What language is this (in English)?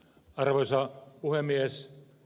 Finnish